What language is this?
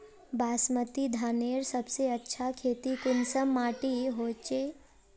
Magahi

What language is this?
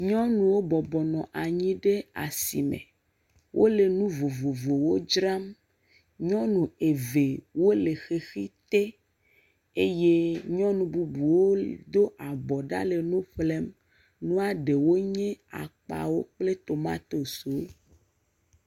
Ewe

